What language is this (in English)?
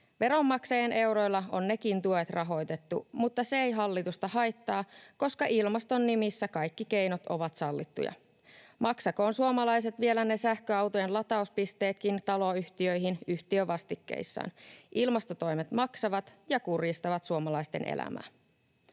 Finnish